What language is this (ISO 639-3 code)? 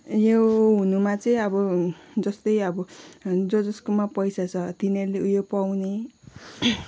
nep